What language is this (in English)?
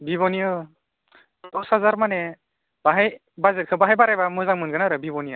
Bodo